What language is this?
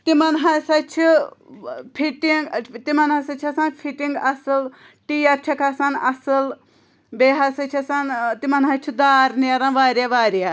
Kashmiri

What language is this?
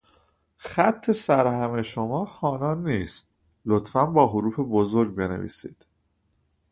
Persian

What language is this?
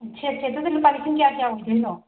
Manipuri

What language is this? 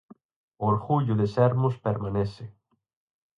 Galician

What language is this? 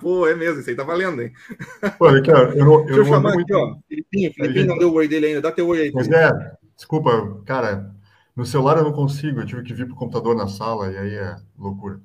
Portuguese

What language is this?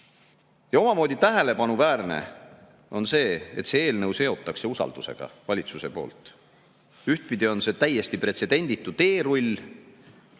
Estonian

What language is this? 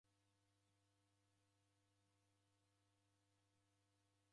Taita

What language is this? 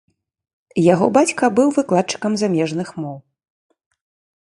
Belarusian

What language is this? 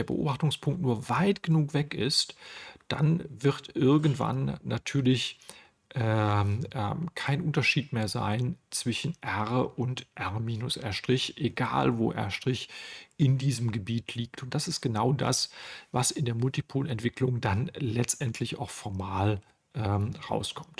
German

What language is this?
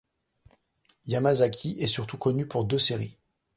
French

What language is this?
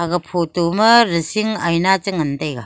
Wancho Naga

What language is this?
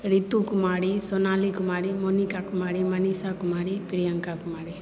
Maithili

